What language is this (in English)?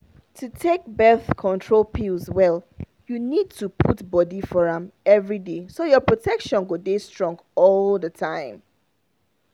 Nigerian Pidgin